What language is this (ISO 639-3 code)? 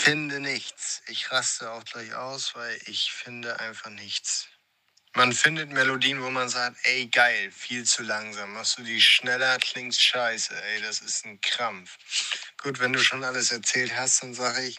deu